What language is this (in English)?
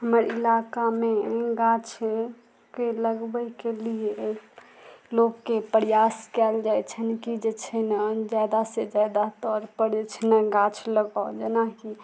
Maithili